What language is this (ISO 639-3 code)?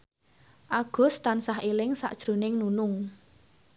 jav